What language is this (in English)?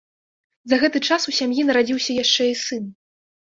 Belarusian